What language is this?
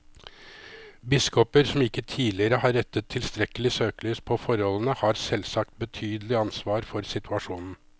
Norwegian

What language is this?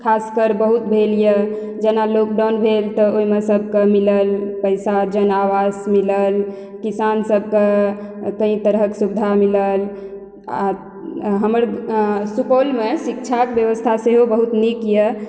Maithili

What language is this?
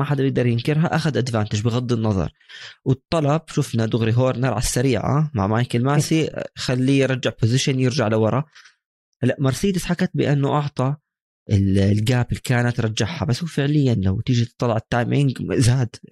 Arabic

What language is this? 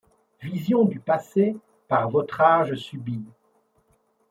French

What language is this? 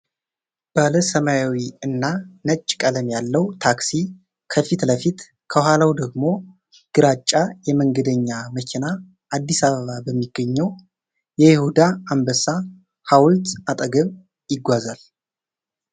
Amharic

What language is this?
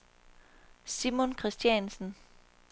Danish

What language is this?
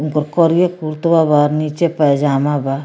Bhojpuri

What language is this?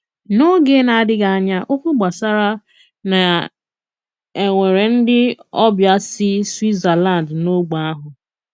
Igbo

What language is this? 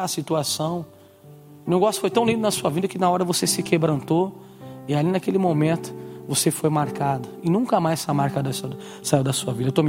Portuguese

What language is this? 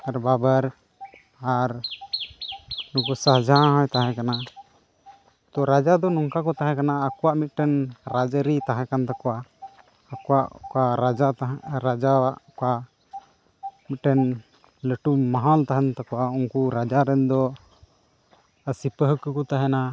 Santali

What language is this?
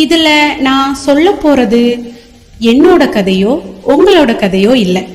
Tamil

